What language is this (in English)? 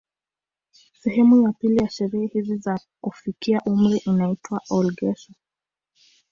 Swahili